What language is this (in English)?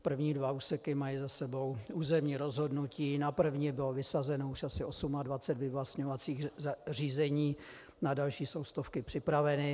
Czech